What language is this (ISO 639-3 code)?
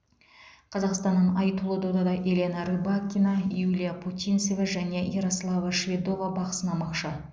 kaz